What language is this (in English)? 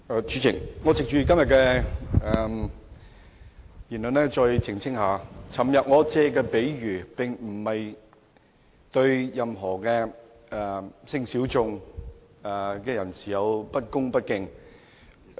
Cantonese